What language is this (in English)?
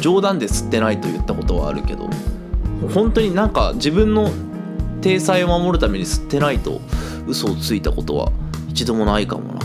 Japanese